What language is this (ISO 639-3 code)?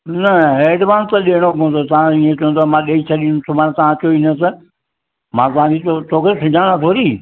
snd